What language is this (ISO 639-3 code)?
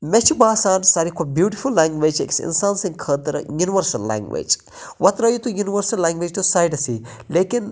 kas